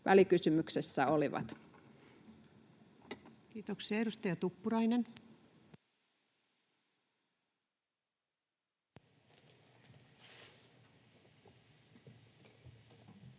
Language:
Finnish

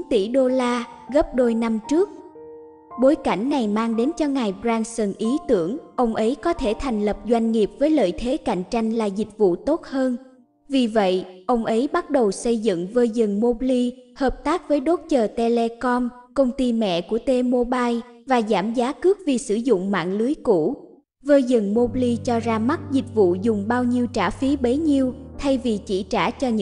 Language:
Vietnamese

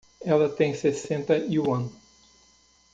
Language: Portuguese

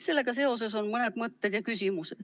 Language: Estonian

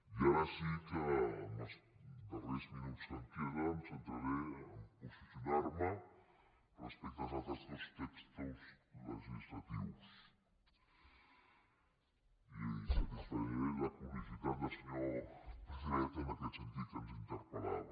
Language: Catalan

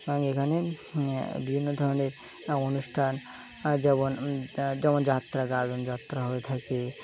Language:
Bangla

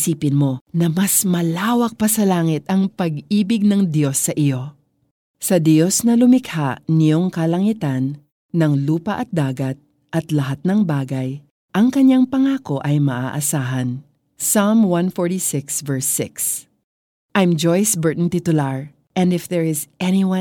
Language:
Filipino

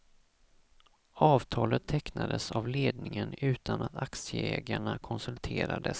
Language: Swedish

